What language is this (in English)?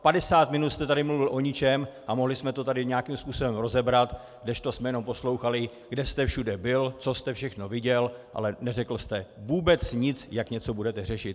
Czech